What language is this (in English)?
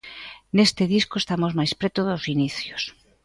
Galician